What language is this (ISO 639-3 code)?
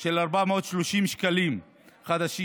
heb